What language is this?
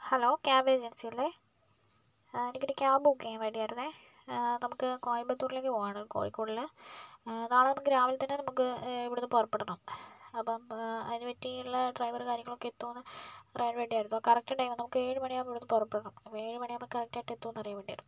Malayalam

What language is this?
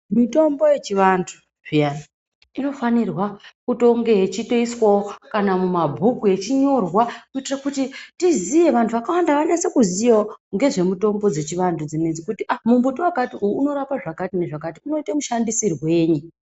Ndau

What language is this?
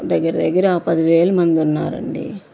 Telugu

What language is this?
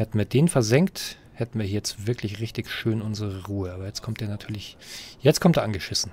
German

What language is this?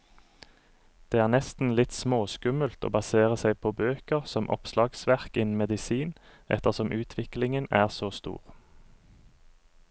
Norwegian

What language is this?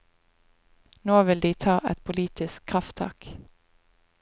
Norwegian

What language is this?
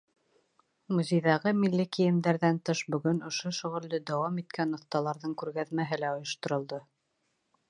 Bashkir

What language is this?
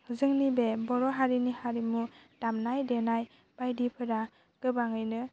Bodo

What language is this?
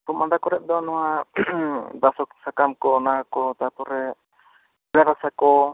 Santali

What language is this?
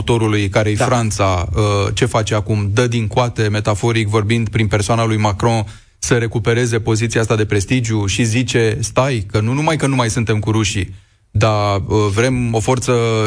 Romanian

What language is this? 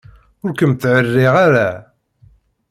Kabyle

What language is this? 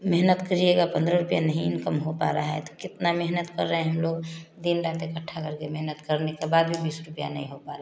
Hindi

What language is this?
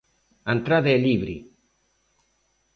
Galician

